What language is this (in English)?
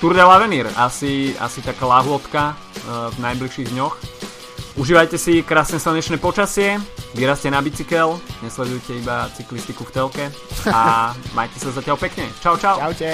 Slovak